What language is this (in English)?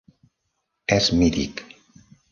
Catalan